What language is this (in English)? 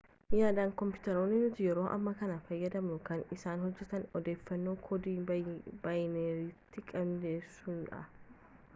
Oromo